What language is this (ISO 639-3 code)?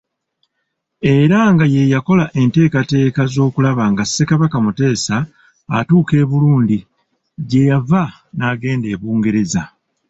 lug